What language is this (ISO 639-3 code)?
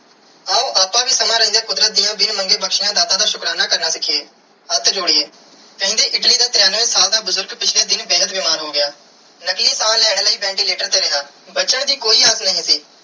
pan